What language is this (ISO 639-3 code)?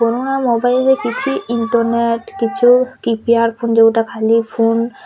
ori